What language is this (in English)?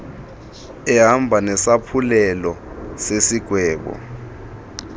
Xhosa